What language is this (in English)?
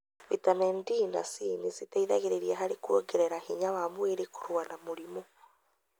Kikuyu